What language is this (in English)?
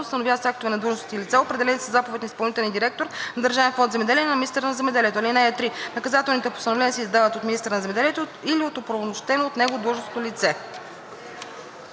Bulgarian